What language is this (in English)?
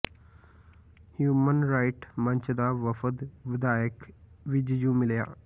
Punjabi